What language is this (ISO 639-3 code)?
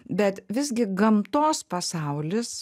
lit